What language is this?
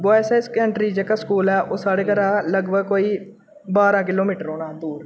Dogri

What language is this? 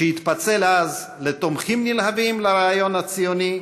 Hebrew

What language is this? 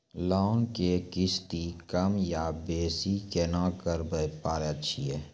Maithili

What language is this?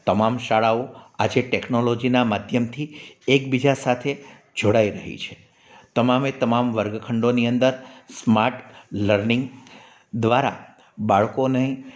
Gujarati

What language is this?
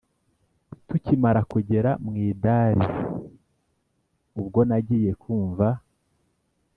Kinyarwanda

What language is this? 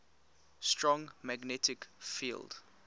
English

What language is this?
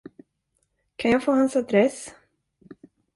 Swedish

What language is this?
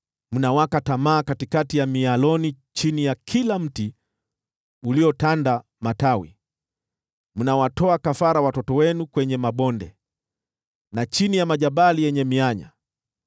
Swahili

